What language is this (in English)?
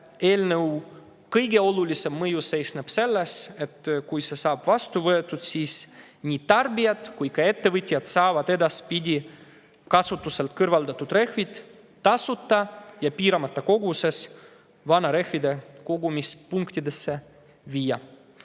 Estonian